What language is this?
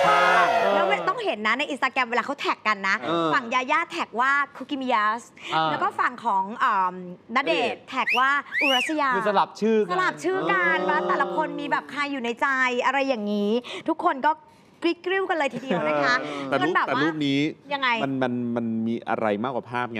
Thai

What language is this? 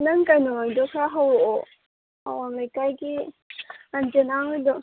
Manipuri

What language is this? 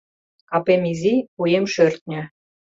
Mari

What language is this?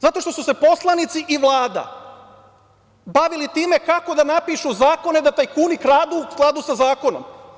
Serbian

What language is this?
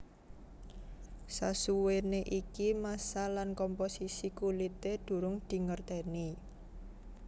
Javanese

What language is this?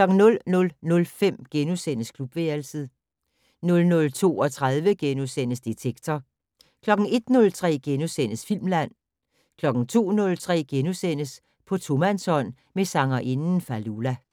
Danish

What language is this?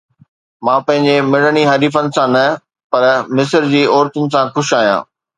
Sindhi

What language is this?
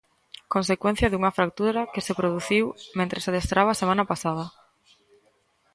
Galician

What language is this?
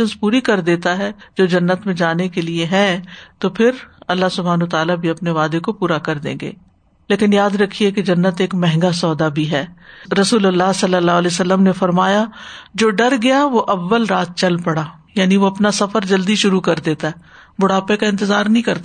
Urdu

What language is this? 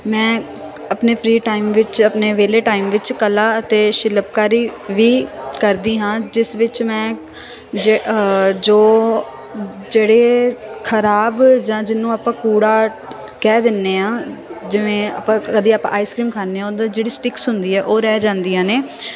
Punjabi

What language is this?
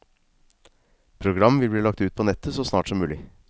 Norwegian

